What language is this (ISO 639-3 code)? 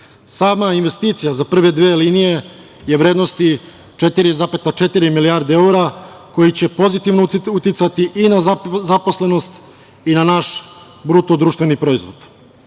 srp